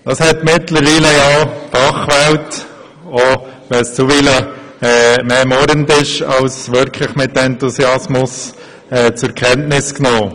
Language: Swiss German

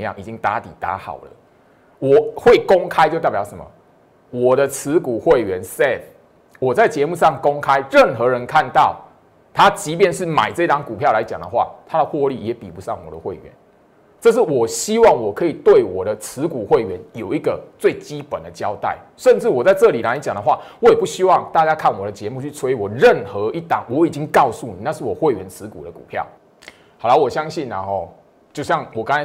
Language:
Chinese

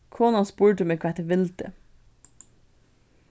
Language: Faroese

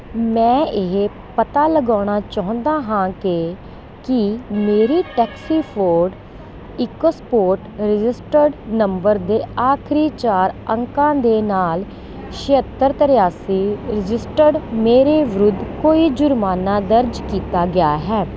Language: Punjabi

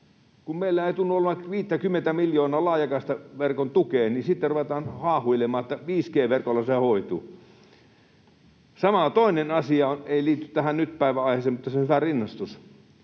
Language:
Finnish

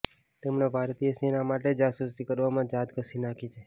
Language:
Gujarati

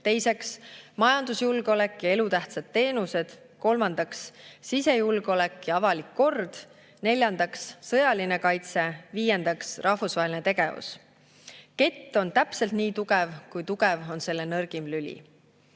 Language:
Estonian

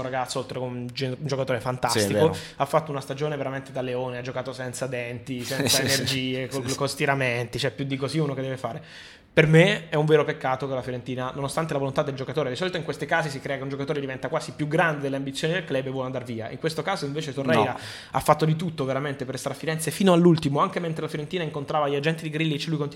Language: Italian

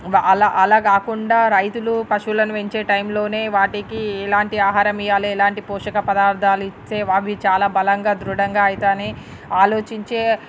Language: Telugu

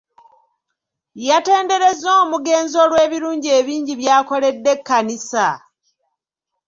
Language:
Ganda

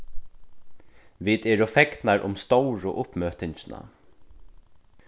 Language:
Faroese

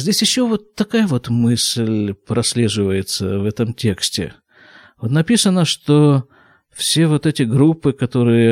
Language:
Russian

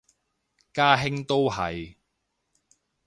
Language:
Cantonese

